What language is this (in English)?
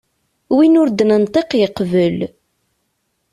Kabyle